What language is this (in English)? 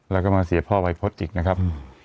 Thai